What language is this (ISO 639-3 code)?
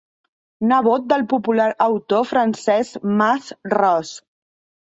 cat